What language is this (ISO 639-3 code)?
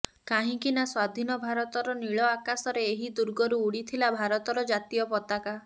ori